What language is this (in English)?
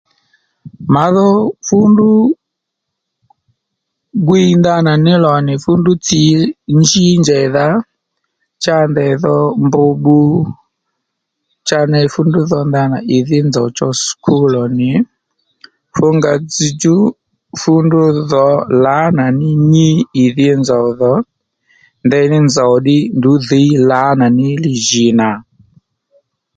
Lendu